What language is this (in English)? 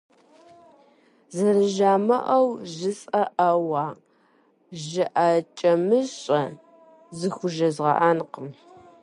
Kabardian